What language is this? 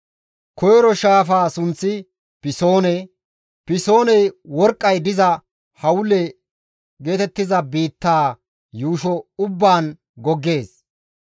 Gamo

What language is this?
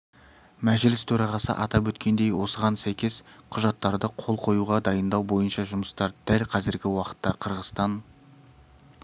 Kazakh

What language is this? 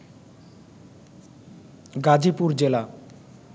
Bangla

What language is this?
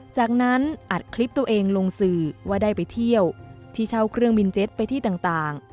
Thai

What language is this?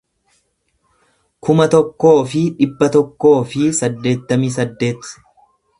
Oromo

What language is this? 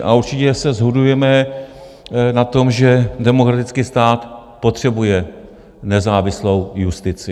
Czech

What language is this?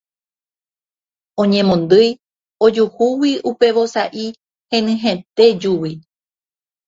Guarani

